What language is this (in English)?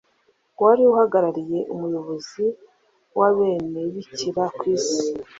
Kinyarwanda